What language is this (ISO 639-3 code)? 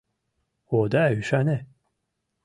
chm